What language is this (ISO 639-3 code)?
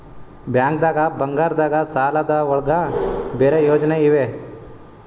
kan